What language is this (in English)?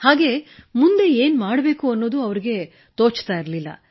Kannada